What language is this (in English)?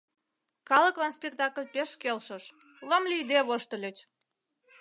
Mari